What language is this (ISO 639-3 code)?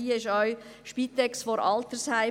gsw